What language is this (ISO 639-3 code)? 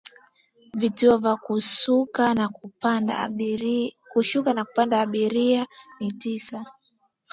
swa